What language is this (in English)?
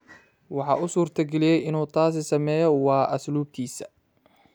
Somali